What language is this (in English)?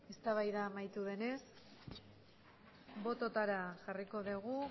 Basque